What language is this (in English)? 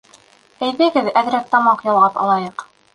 Bashkir